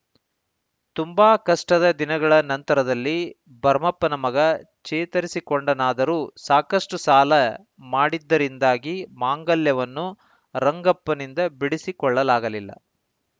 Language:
Kannada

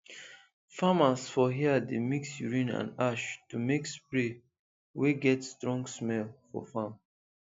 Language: Nigerian Pidgin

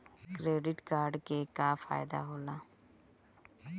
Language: Bhojpuri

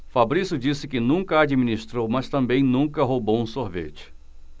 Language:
Portuguese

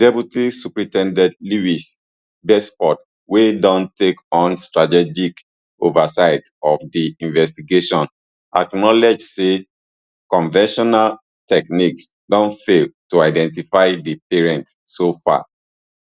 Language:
Nigerian Pidgin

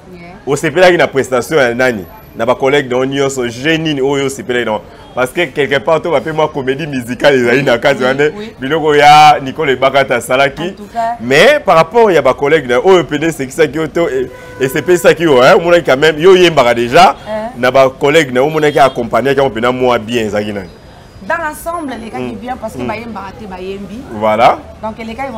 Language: French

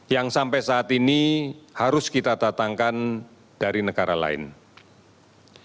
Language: Indonesian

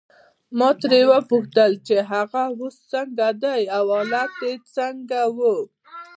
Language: Pashto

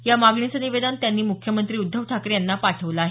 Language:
Marathi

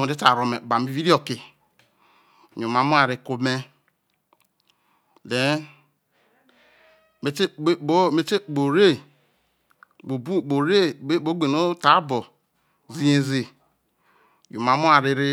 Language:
Isoko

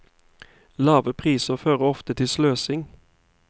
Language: Norwegian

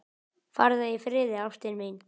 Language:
Icelandic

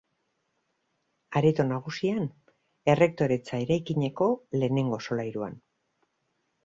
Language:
Basque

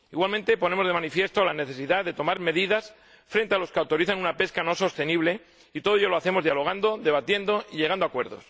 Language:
Spanish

